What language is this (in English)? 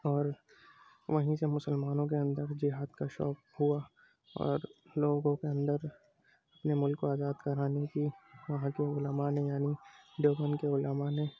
Urdu